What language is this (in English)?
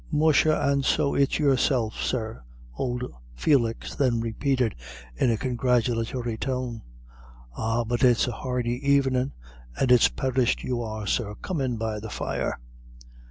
English